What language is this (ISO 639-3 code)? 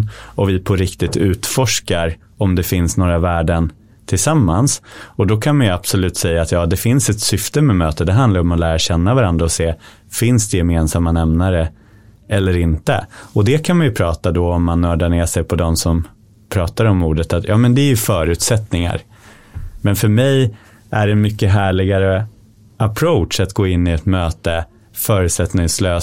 swe